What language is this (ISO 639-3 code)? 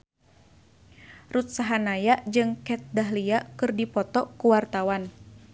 sun